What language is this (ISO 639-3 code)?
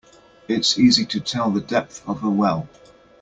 eng